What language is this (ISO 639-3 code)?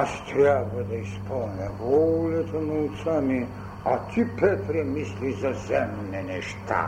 bul